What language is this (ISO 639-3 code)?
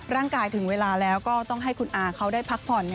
tha